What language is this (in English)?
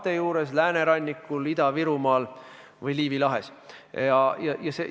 Estonian